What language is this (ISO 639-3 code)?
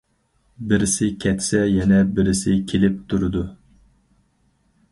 uig